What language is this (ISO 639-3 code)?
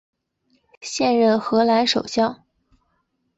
zho